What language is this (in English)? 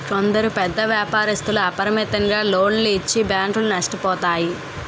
Telugu